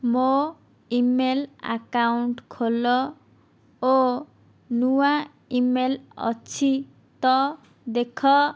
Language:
Odia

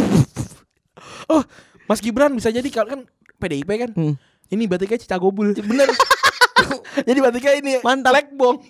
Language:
Indonesian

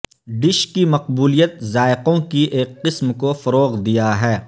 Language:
Urdu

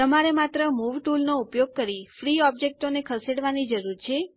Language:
Gujarati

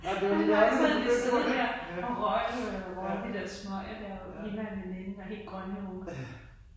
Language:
Danish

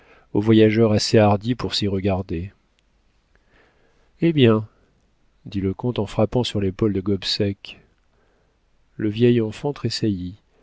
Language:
French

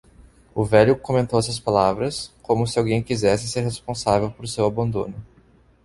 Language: Portuguese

